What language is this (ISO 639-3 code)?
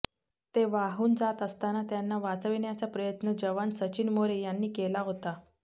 mar